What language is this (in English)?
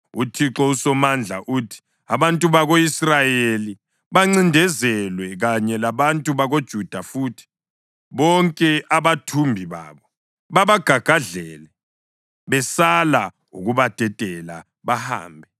North Ndebele